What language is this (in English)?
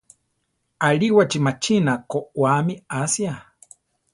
Central Tarahumara